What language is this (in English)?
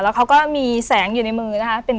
Thai